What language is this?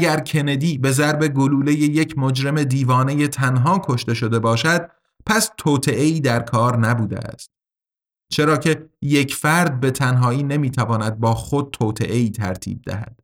Persian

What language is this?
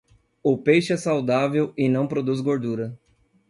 Portuguese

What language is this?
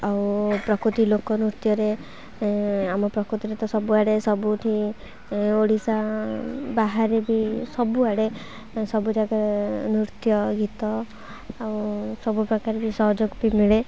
Odia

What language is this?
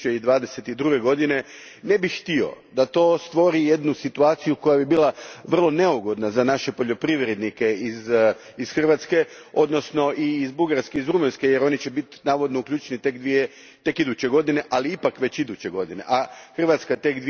Croatian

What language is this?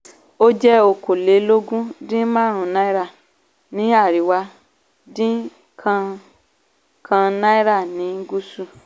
Yoruba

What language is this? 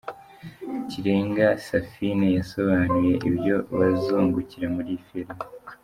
Kinyarwanda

